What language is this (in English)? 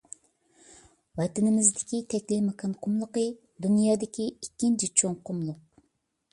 Uyghur